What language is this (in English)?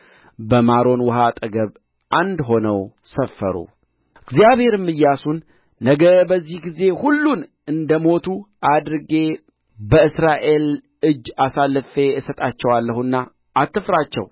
Amharic